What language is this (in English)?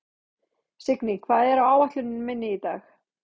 Icelandic